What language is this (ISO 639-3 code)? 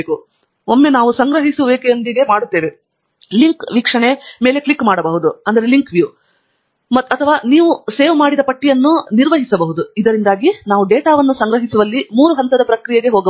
kan